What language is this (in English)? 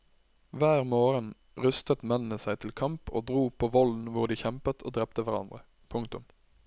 Norwegian